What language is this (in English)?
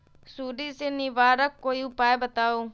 Magahi